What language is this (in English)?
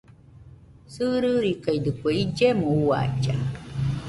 Nüpode Huitoto